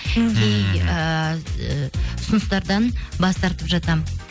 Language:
Kazakh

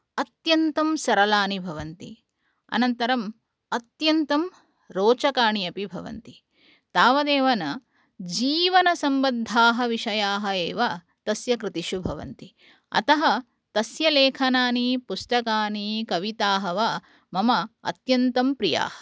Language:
Sanskrit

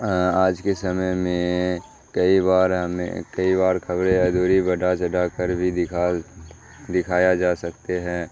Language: Urdu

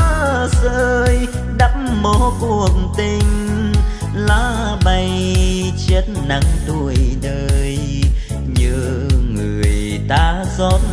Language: Vietnamese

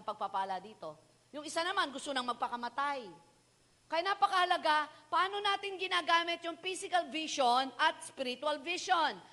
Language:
Filipino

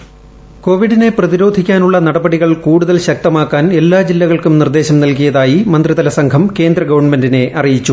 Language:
Malayalam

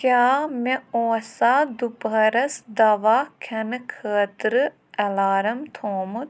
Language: Kashmiri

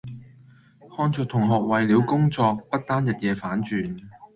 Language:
Cantonese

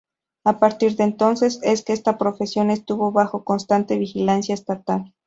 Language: Spanish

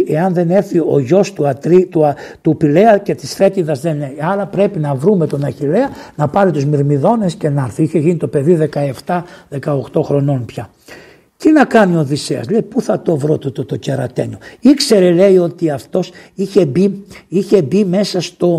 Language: Greek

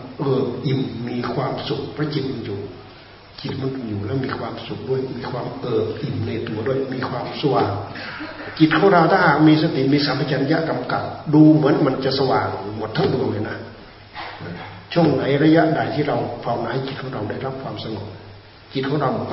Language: Thai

